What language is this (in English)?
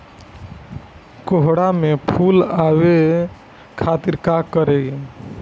Bhojpuri